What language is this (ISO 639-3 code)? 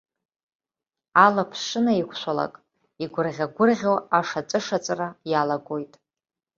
abk